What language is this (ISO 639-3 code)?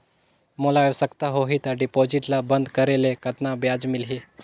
hne